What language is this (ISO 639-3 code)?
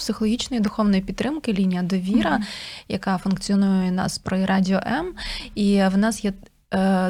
ukr